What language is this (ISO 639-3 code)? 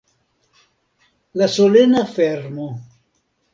epo